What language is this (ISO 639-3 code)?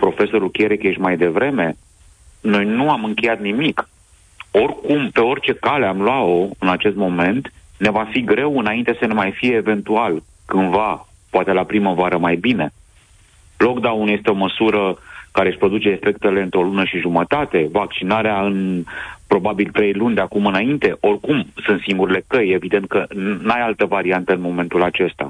ron